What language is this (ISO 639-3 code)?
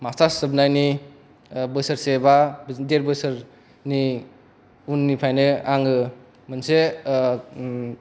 brx